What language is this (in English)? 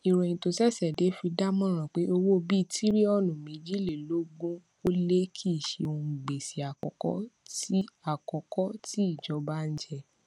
Yoruba